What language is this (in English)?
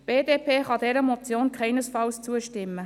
Swiss German